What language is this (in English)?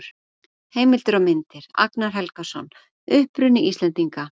Icelandic